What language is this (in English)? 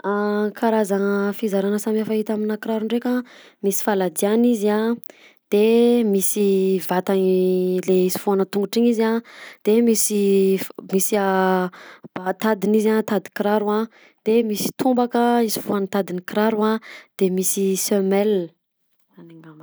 Southern Betsimisaraka Malagasy